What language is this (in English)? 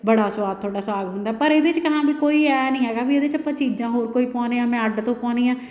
Punjabi